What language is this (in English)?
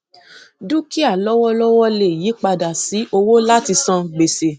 Yoruba